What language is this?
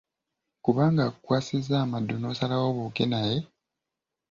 Ganda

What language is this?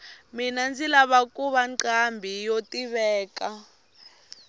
Tsonga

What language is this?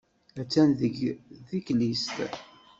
Kabyle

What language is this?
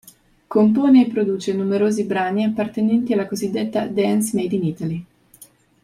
Italian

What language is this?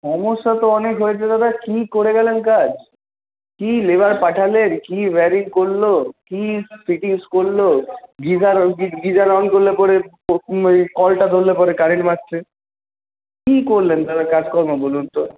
Bangla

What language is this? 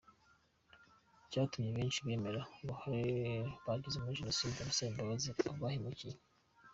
Kinyarwanda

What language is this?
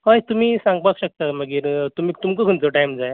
Konkani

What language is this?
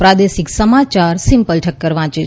Gujarati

